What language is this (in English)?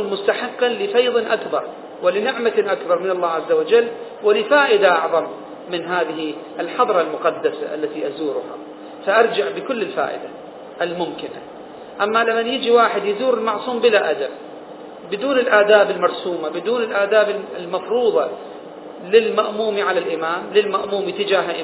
Arabic